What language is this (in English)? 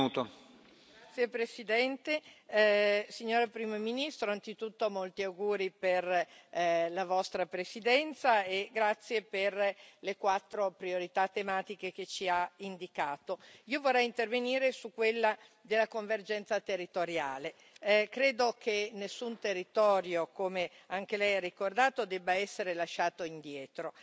Italian